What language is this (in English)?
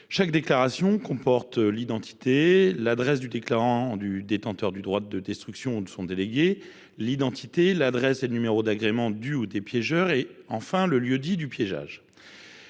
French